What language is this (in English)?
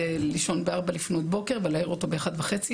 Hebrew